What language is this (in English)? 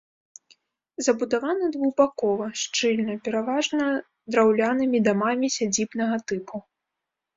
Belarusian